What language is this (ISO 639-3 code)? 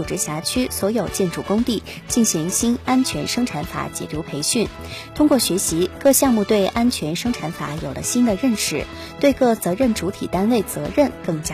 zho